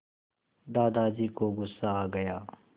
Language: Hindi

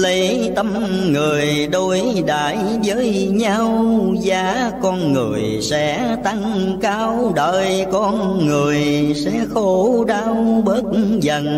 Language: Vietnamese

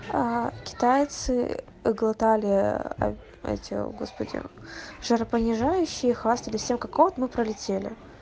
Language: Russian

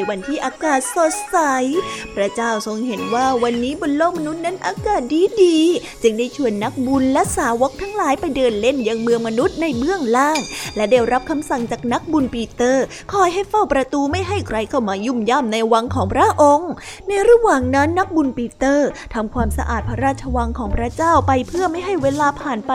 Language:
Thai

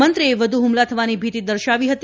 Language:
Gujarati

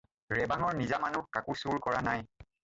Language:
Assamese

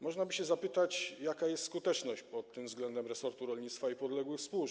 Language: Polish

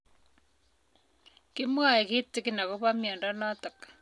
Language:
Kalenjin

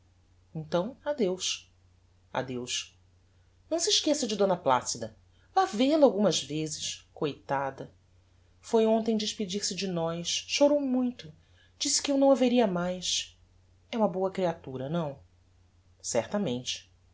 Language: Portuguese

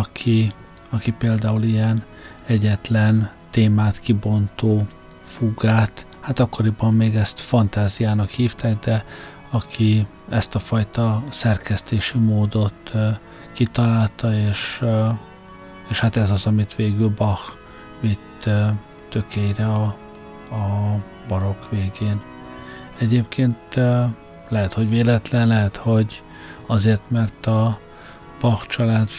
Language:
Hungarian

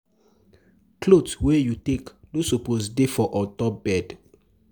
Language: Nigerian Pidgin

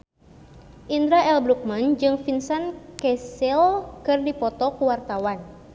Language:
Sundanese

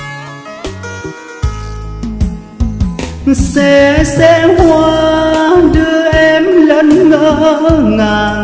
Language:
Vietnamese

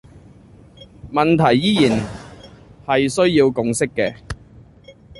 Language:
Cantonese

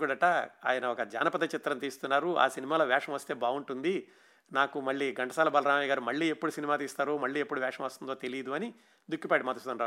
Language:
Telugu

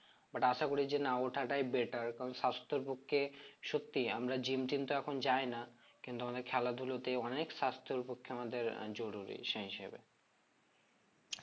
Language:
Bangla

